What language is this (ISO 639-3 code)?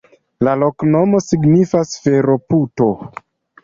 epo